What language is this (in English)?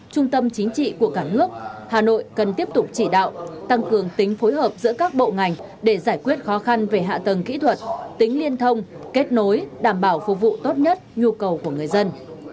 Vietnamese